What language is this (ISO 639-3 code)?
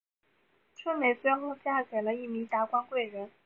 zho